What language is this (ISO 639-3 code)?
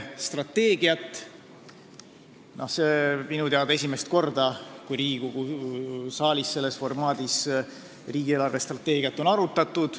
est